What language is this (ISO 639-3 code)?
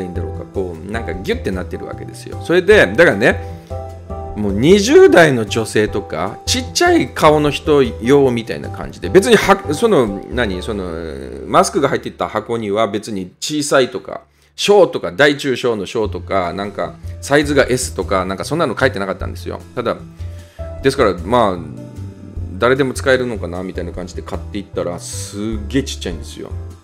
jpn